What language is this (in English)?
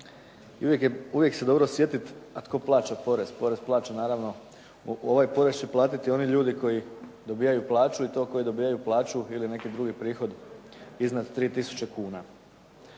Croatian